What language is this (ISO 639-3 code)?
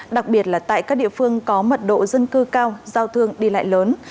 vie